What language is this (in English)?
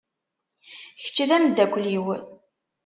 Kabyle